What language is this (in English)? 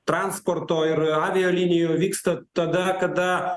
Lithuanian